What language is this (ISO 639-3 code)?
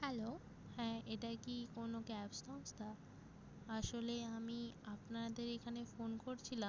ben